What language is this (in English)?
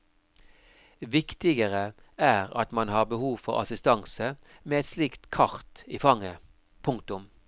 Norwegian